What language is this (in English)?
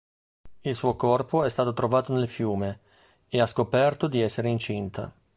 Italian